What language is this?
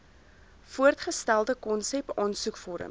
Afrikaans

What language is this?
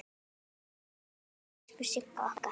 Icelandic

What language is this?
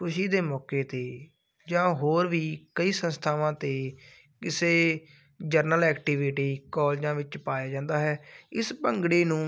Punjabi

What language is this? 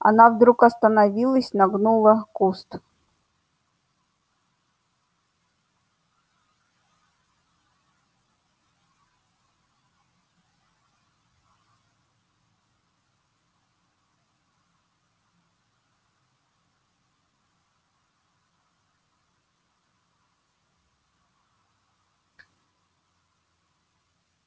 Russian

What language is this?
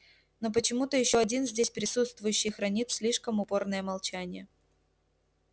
Russian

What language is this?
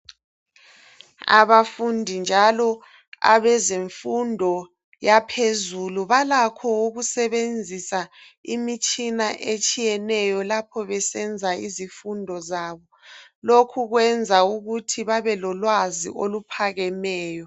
North Ndebele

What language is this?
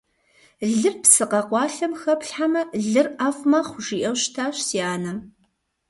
Kabardian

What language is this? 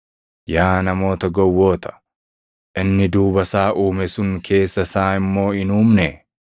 Oromo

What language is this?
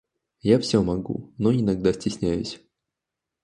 Russian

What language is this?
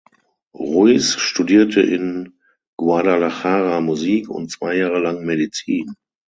German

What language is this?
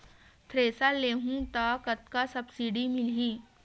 Chhattisgarhi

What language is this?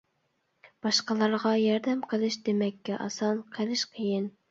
Uyghur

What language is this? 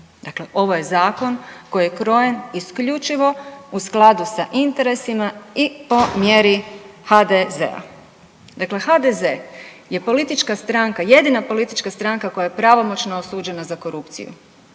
Croatian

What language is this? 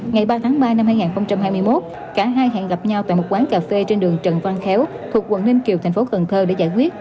Vietnamese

